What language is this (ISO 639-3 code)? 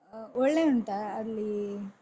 kan